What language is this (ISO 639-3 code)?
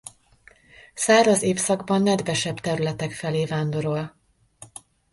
hun